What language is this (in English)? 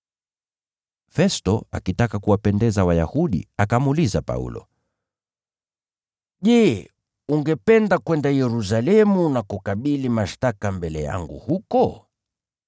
Swahili